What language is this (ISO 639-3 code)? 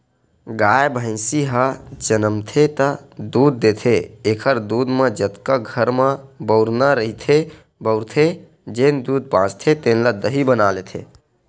hne